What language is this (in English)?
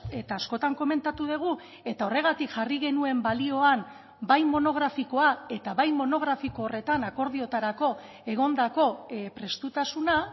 Basque